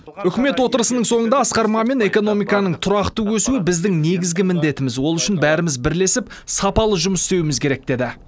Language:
Kazakh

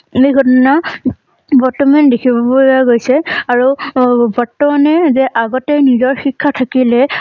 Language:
Assamese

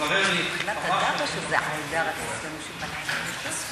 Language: Hebrew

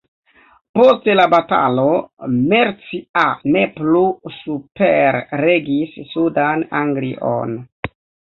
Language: Esperanto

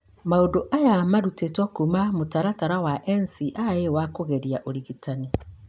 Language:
Kikuyu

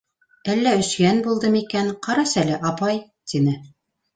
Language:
Bashkir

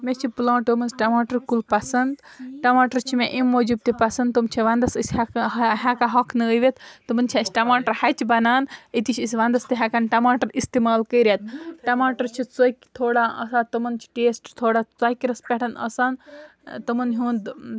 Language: Kashmiri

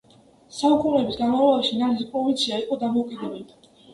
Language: Georgian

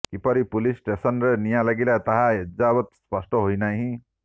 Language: Odia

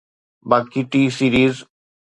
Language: Sindhi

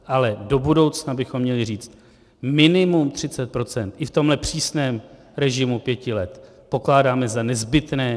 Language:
Czech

